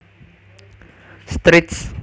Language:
Javanese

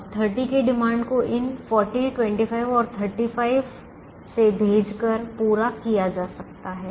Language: Hindi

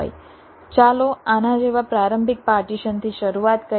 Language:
Gujarati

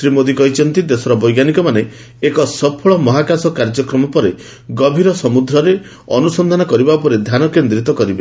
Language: Odia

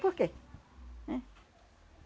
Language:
Portuguese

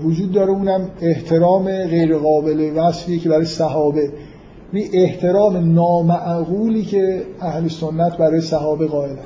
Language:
Persian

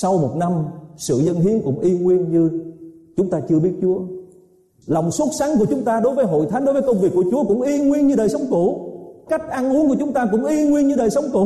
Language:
Vietnamese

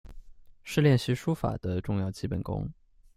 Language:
Chinese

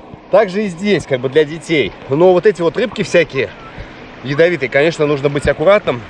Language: Russian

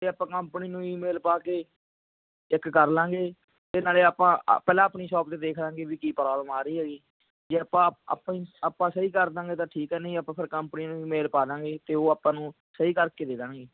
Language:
Punjabi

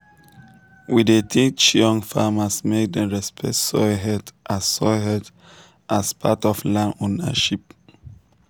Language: Nigerian Pidgin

